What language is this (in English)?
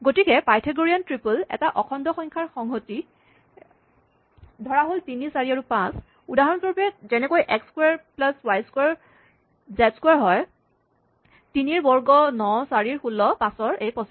Assamese